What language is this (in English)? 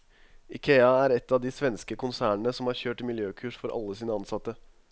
Norwegian